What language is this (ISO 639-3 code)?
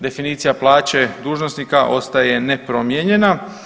hrv